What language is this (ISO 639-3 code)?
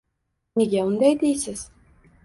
uzb